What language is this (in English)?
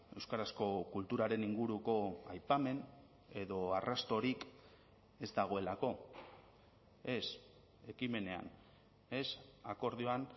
Basque